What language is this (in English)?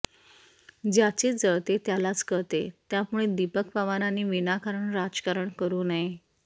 Marathi